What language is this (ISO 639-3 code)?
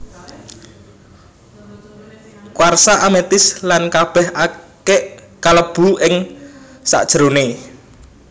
jav